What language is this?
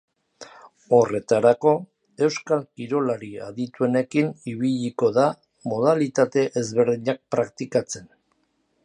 Basque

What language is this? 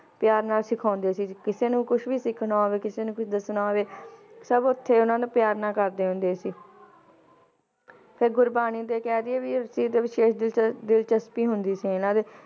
Punjabi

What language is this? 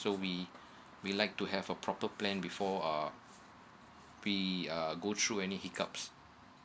English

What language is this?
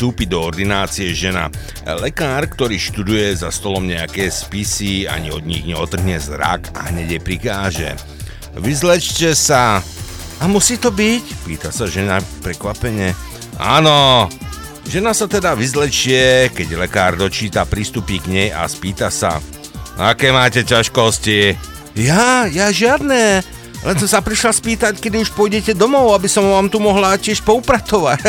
Slovak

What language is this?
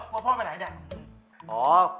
Thai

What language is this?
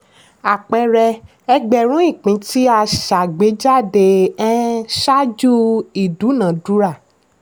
Yoruba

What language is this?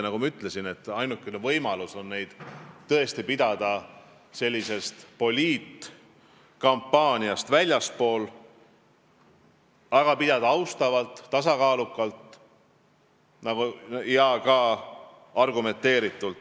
Estonian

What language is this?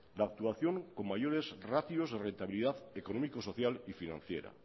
Spanish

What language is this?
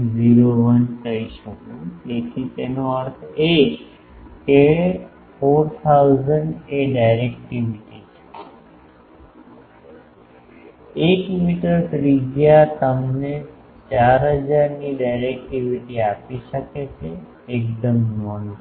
Gujarati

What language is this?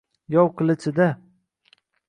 Uzbek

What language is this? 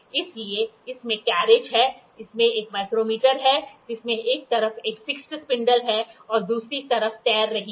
Hindi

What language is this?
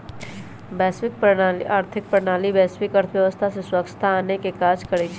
Magahi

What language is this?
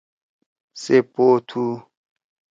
Torwali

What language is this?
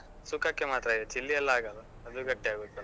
Kannada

